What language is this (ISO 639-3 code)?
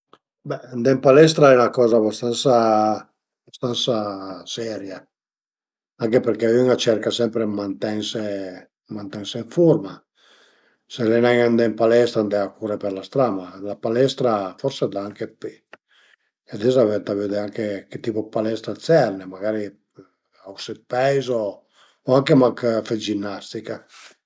pms